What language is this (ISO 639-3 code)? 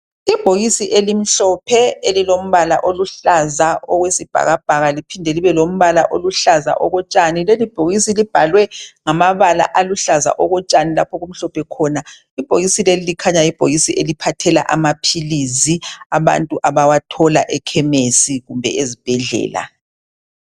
nde